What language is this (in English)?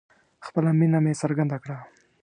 Pashto